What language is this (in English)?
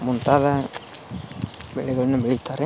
Kannada